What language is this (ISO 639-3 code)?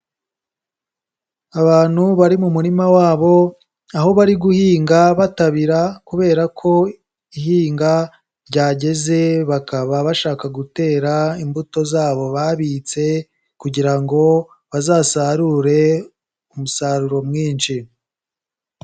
kin